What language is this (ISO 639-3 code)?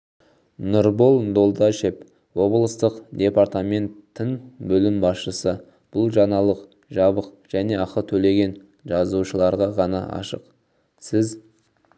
kaz